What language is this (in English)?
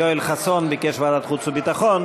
Hebrew